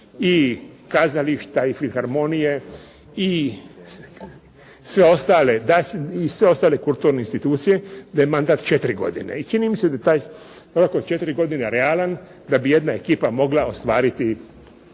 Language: Croatian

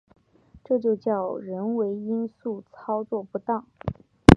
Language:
Chinese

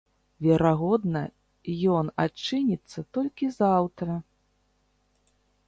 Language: Belarusian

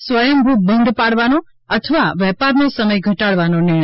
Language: Gujarati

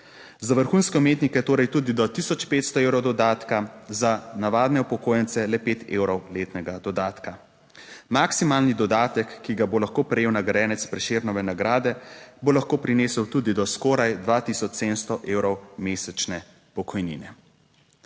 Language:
Slovenian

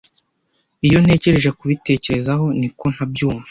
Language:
Kinyarwanda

